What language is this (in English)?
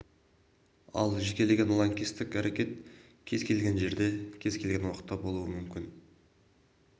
Kazakh